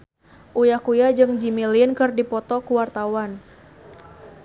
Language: Sundanese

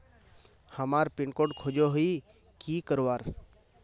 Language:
Magahi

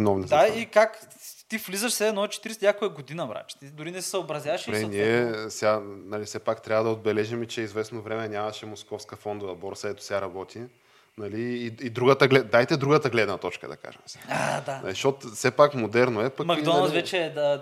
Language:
Bulgarian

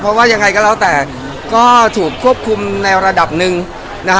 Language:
Thai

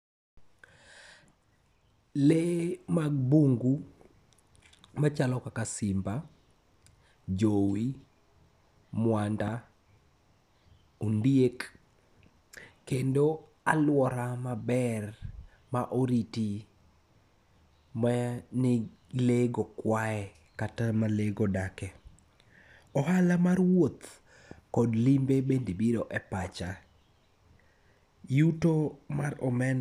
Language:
Luo (Kenya and Tanzania)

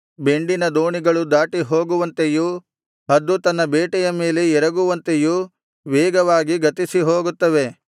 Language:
Kannada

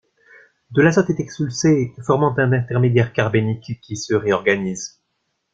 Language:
French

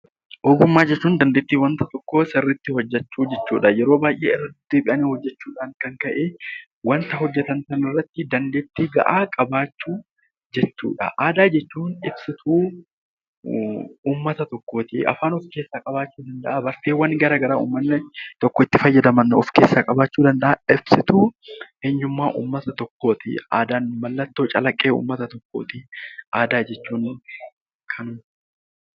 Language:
Oromo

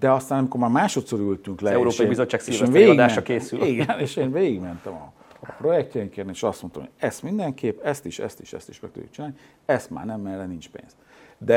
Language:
Hungarian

